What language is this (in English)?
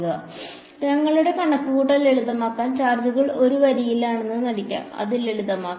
Malayalam